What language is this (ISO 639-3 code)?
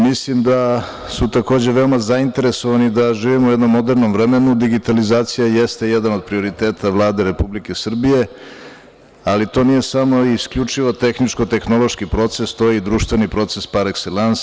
srp